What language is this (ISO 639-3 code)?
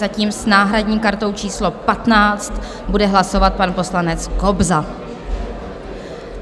ces